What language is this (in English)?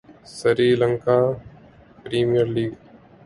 Urdu